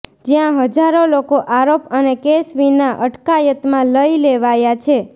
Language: Gujarati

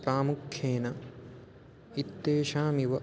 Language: Sanskrit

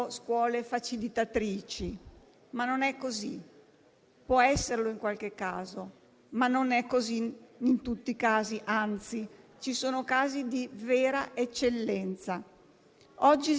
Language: Italian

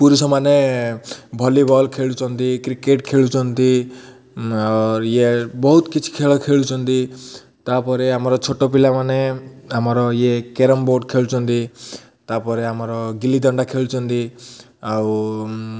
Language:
Odia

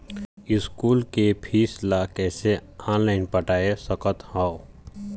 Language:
Chhattisgarhi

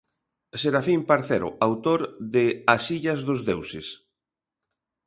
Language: Galician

